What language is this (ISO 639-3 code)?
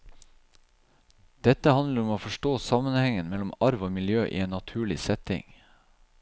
nor